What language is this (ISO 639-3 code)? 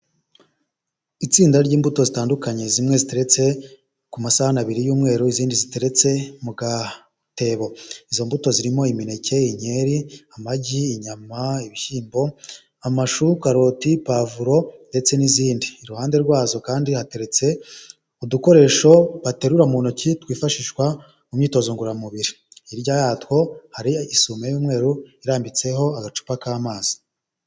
kin